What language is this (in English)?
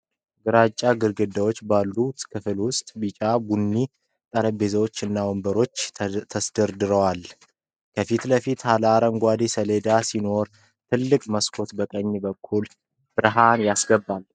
Amharic